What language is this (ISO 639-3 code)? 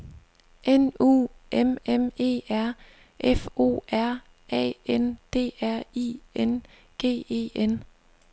dan